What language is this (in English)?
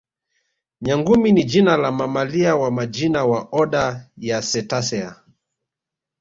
Swahili